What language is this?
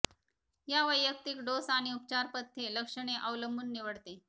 Marathi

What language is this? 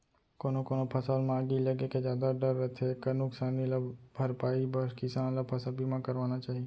Chhattisgarhi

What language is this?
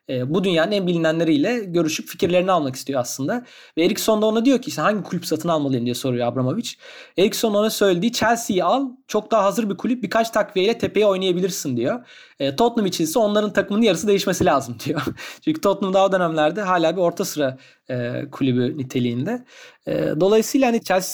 Turkish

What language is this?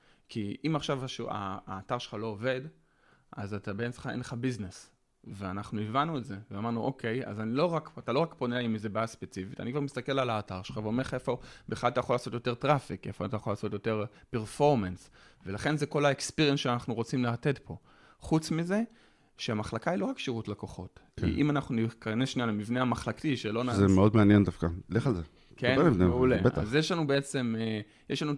Hebrew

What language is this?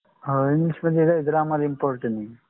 Marathi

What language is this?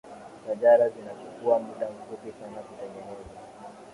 Swahili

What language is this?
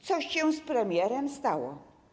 Polish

